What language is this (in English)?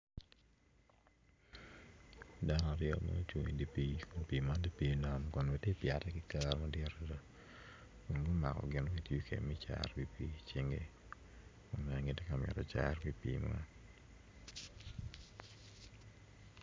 Acoli